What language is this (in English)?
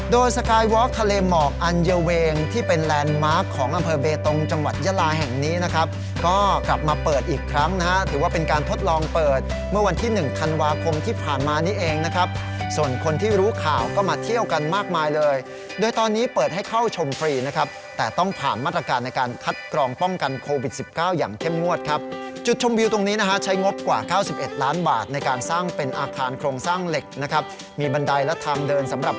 Thai